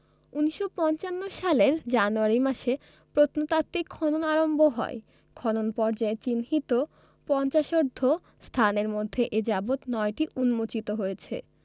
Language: Bangla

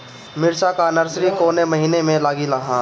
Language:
Bhojpuri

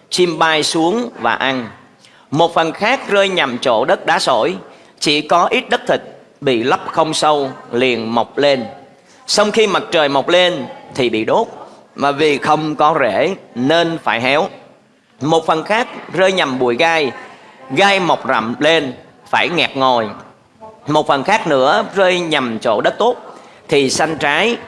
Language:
Vietnamese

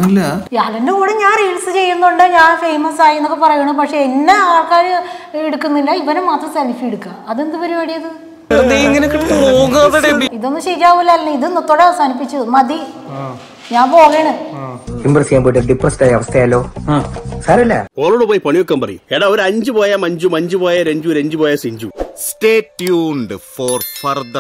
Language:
Malayalam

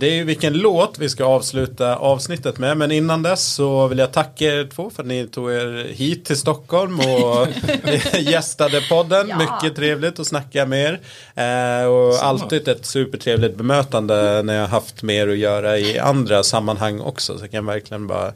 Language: Swedish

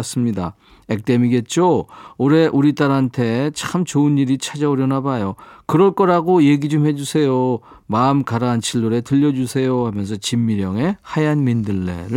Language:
Korean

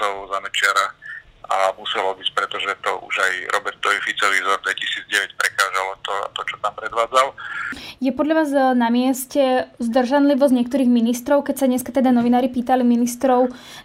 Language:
Slovak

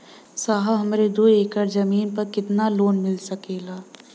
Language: Bhojpuri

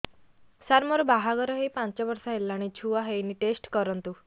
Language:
Odia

